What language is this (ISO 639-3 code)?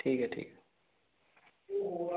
doi